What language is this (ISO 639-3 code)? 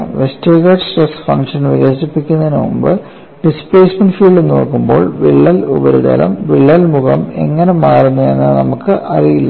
mal